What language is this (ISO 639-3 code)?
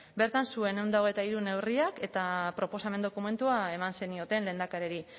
eus